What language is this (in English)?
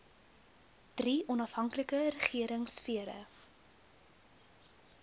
Afrikaans